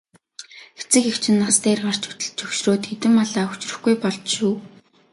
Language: Mongolian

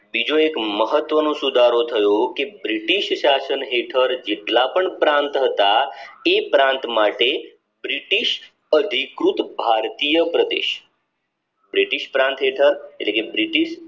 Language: Gujarati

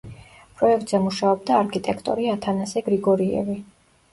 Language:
Georgian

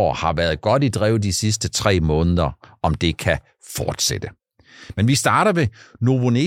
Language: Danish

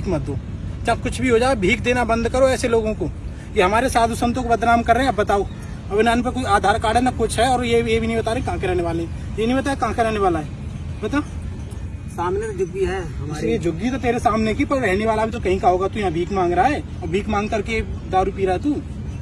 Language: Hindi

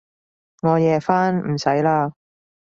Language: Cantonese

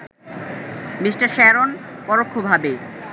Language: Bangla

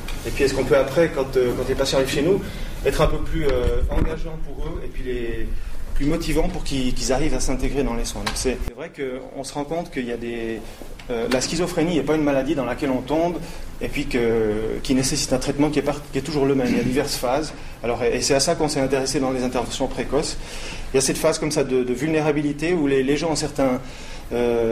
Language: French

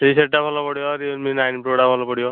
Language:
Odia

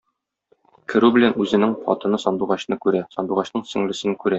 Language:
Tatar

